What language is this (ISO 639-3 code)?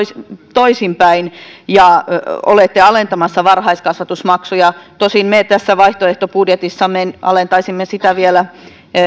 fin